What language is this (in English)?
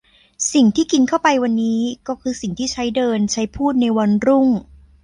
Thai